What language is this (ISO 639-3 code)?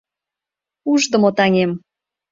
chm